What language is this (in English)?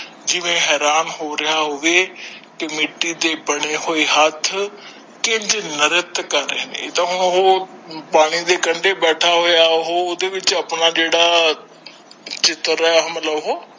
Punjabi